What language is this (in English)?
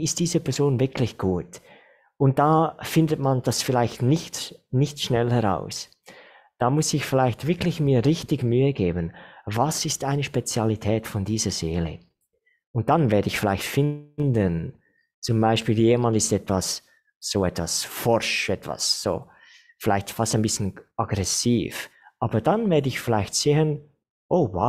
German